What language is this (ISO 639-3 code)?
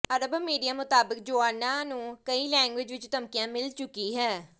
pan